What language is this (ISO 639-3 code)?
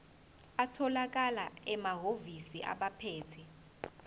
zul